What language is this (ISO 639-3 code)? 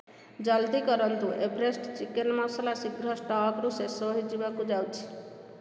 ori